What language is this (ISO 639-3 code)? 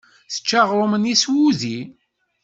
kab